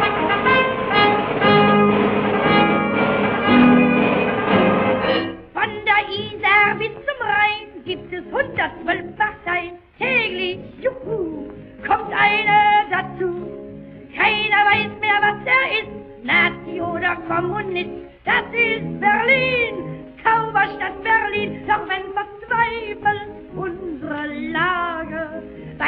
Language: German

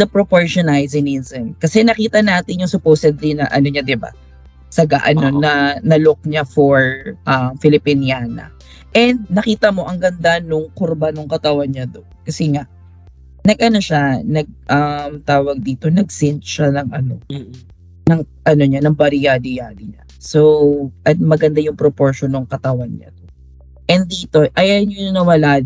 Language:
Filipino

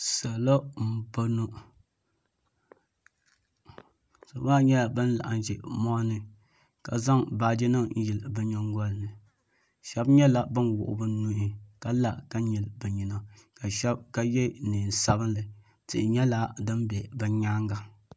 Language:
Dagbani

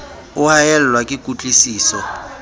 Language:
Southern Sotho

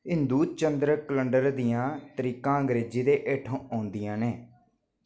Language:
Dogri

